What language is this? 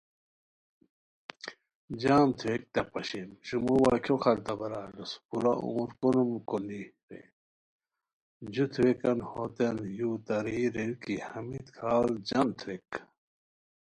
Khowar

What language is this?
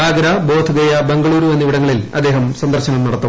Malayalam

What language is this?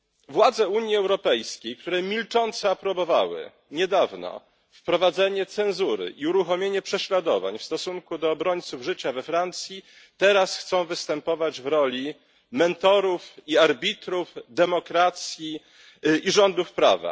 Polish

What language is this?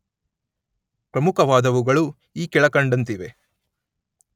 Kannada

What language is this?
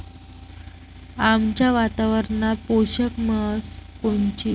Marathi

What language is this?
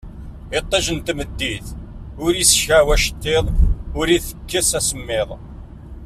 Kabyle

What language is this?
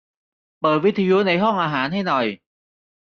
Thai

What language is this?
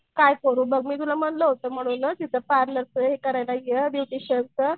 Marathi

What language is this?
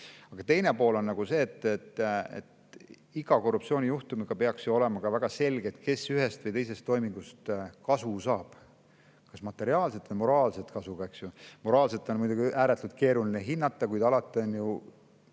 Estonian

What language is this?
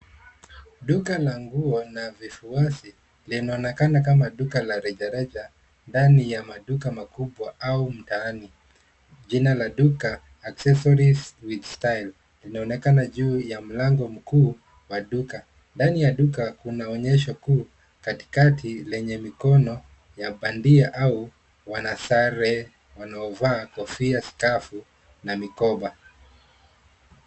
Swahili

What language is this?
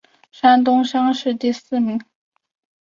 Chinese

